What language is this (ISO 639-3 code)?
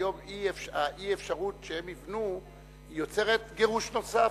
heb